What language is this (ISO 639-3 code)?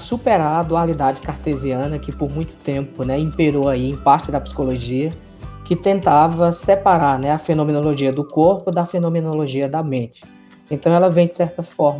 por